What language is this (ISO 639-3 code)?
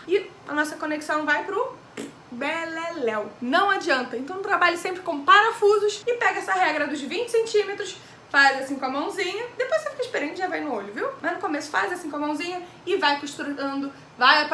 por